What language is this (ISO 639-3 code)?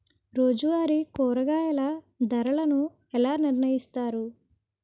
tel